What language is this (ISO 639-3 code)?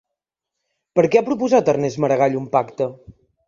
cat